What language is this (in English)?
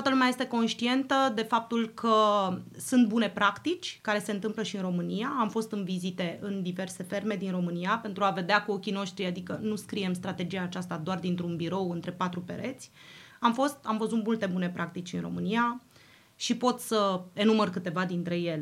Romanian